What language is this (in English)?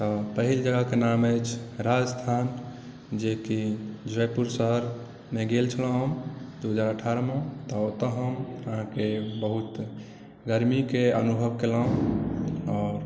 Maithili